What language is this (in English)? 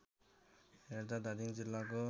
Nepali